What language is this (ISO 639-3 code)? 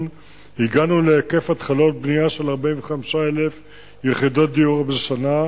heb